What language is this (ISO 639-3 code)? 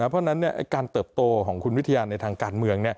tha